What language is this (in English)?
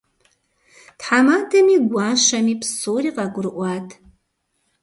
Kabardian